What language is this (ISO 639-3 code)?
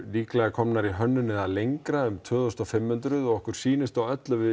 isl